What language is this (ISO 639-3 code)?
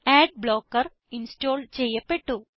mal